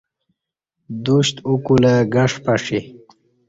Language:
Kati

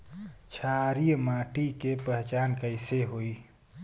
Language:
Bhojpuri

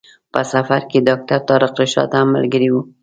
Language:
Pashto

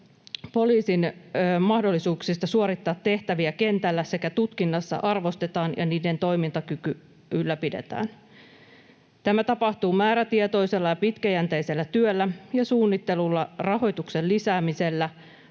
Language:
Finnish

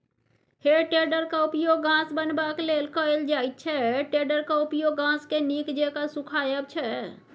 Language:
Maithili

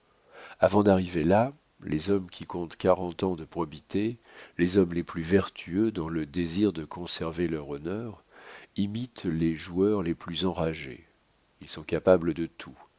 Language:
French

